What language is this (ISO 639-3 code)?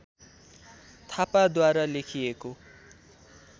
nep